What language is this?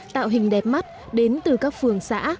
Vietnamese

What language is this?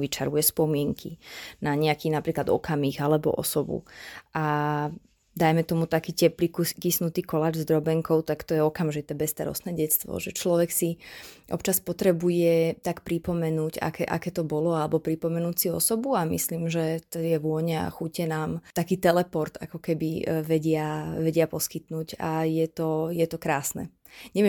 Slovak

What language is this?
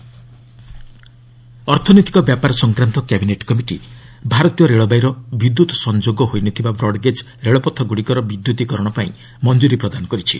Odia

